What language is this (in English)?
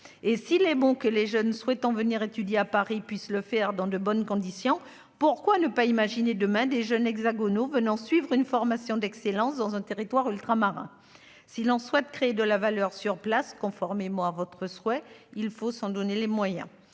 French